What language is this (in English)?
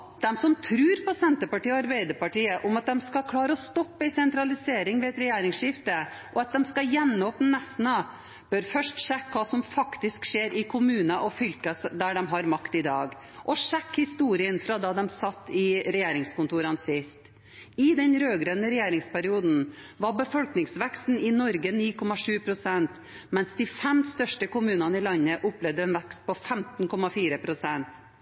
Norwegian Bokmål